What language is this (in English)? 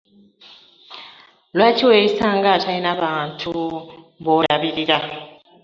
Ganda